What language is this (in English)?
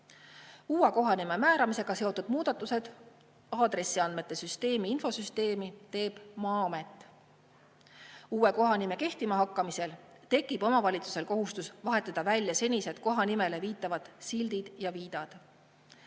Estonian